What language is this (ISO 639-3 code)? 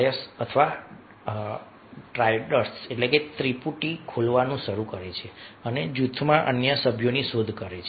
guj